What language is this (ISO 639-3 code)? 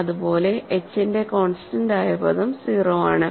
mal